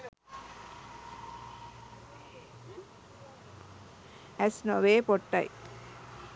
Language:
Sinhala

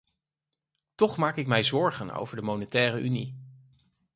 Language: Dutch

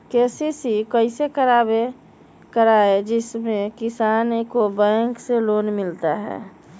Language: Magahi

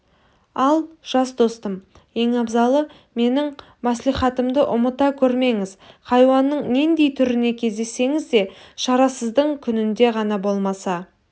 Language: Kazakh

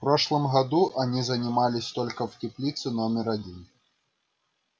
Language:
Russian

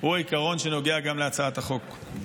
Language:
Hebrew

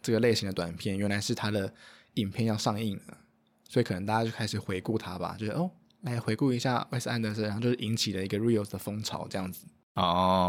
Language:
Chinese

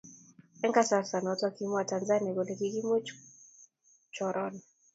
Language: Kalenjin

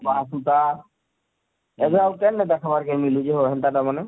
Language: Odia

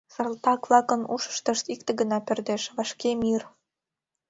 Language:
Mari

